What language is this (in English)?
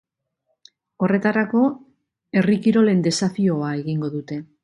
Basque